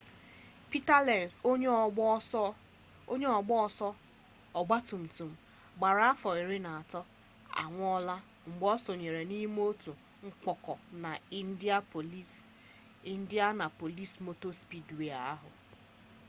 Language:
Igbo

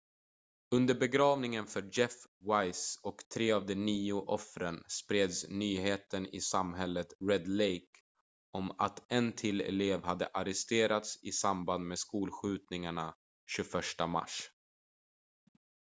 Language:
Swedish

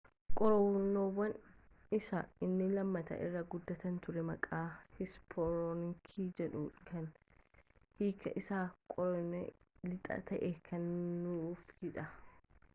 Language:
Oromo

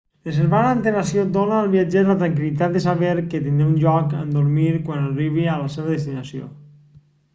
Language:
Catalan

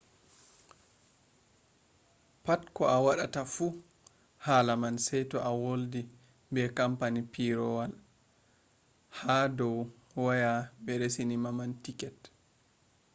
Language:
Fula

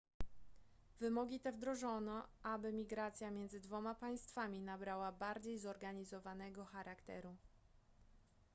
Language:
Polish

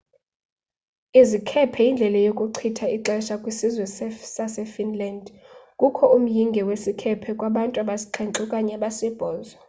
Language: Xhosa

